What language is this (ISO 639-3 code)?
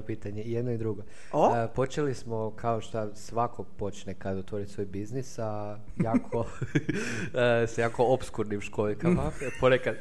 hrv